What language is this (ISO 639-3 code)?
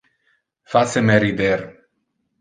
ina